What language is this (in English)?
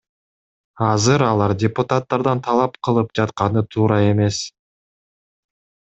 Kyrgyz